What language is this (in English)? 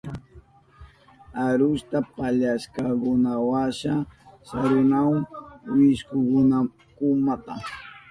Southern Pastaza Quechua